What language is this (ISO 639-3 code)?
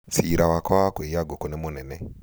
kik